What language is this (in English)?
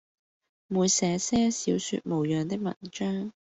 Cantonese